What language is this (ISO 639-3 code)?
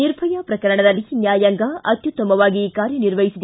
kan